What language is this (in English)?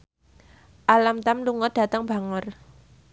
Javanese